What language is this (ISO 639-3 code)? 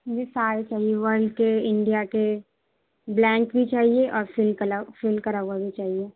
urd